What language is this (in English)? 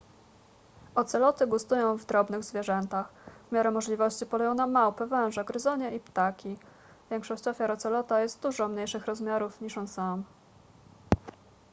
Polish